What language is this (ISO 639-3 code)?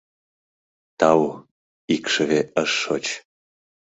chm